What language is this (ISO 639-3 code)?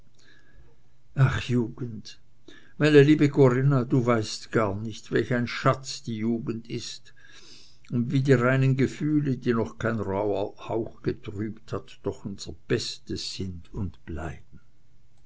deu